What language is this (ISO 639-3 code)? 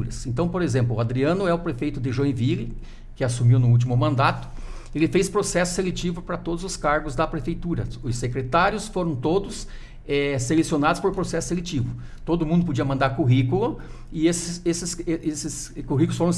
por